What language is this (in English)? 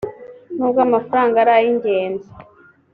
Kinyarwanda